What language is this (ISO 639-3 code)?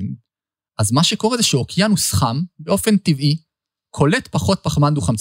heb